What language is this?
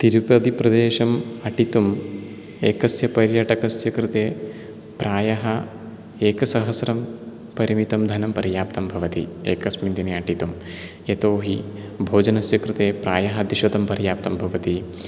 Sanskrit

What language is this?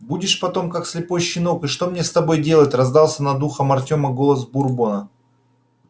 Russian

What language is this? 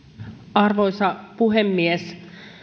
Finnish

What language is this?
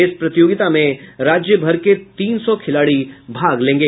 Hindi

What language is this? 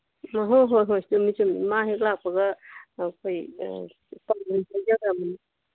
Manipuri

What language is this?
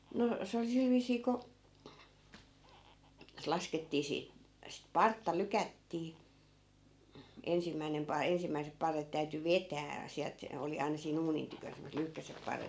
Finnish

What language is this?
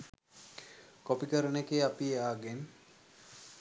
Sinhala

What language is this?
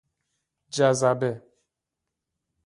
Persian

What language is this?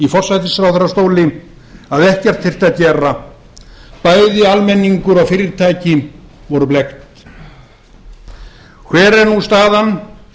Icelandic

